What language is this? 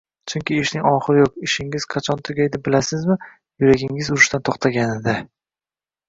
Uzbek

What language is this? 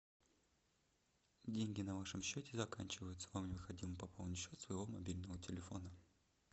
Russian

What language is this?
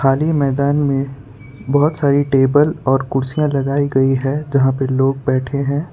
Hindi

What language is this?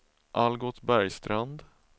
Swedish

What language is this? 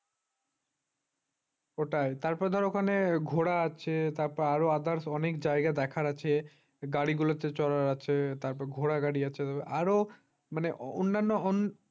Bangla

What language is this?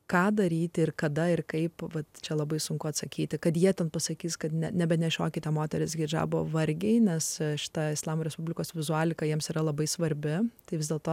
Lithuanian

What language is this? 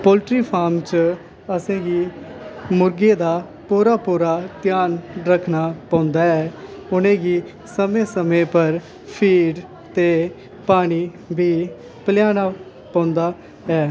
Dogri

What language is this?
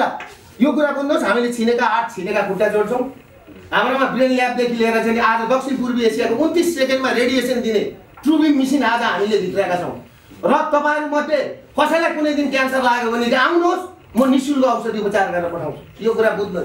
Korean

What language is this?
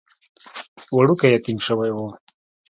Pashto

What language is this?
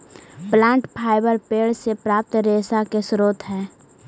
Magahi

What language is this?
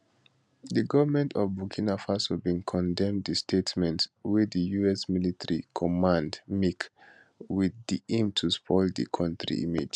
Nigerian Pidgin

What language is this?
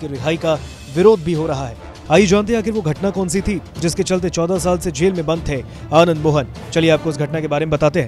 Hindi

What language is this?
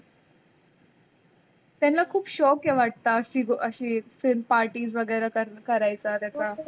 Marathi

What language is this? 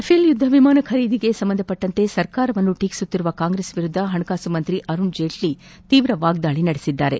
Kannada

